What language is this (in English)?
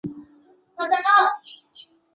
Chinese